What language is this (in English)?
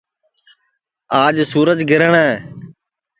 Sansi